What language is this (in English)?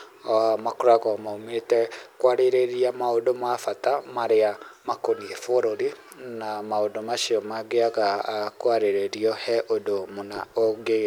Kikuyu